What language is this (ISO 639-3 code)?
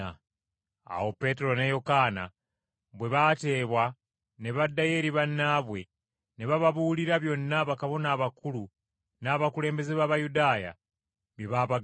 lug